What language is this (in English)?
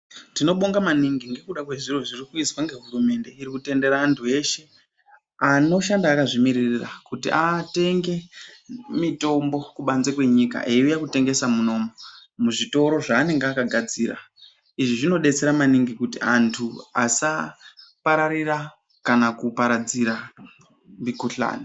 Ndau